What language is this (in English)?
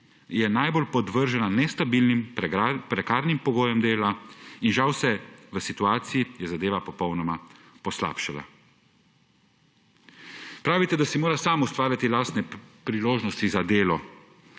Slovenian